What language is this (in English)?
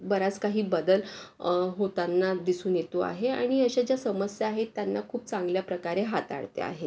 Marathi